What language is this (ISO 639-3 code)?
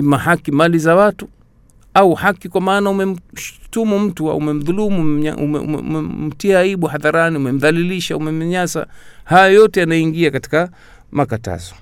swa